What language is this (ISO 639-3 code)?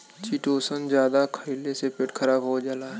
bho